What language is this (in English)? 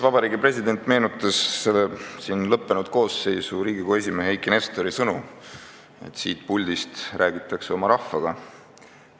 Estonian